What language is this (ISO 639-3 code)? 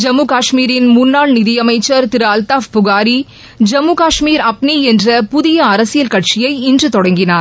tam